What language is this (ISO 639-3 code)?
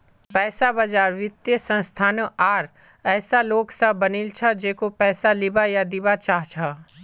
mag